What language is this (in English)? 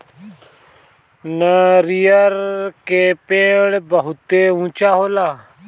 Bhojpuri